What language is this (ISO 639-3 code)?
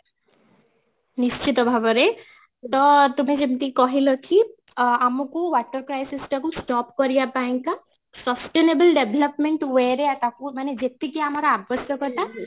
ori